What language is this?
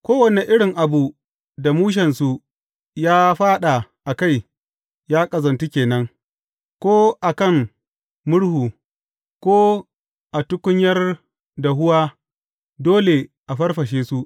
Hausa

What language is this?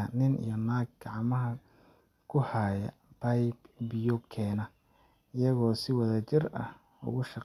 Somali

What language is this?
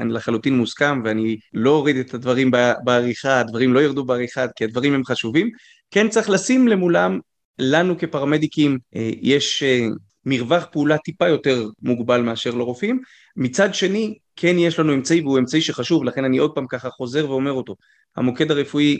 Hebrew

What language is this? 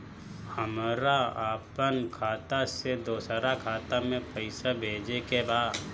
Bhojpuri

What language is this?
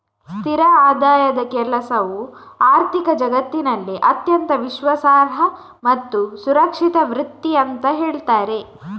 Kannada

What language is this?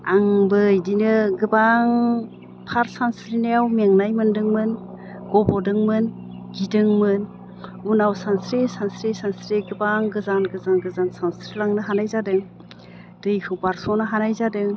Bodo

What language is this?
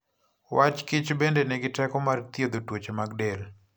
Luo (Kenya and Tanzania)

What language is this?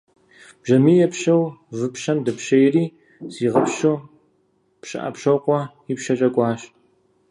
Kabardian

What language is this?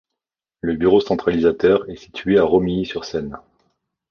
French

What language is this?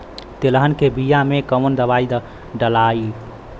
Bhojpuri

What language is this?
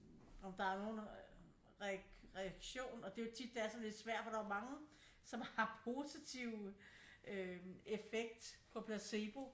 Danish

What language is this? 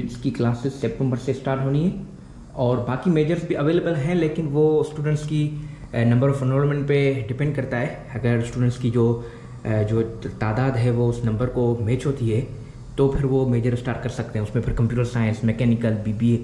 Hindi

